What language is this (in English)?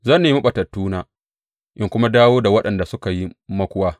Hausa